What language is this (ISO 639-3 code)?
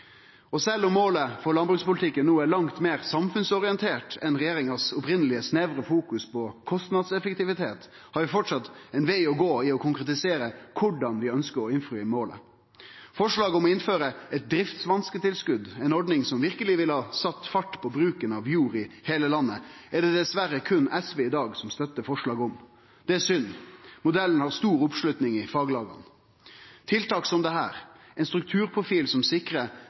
nno